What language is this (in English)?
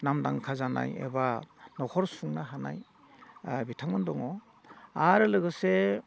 Bodo